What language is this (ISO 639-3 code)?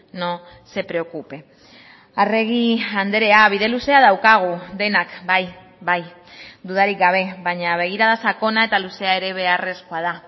eus